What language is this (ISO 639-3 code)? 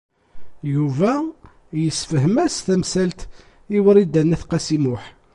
kab